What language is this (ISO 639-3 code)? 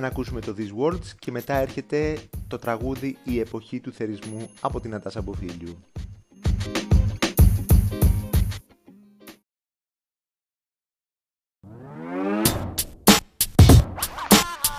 ell